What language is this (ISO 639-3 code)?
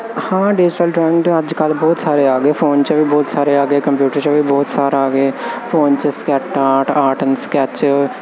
pan